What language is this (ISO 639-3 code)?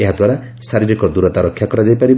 ori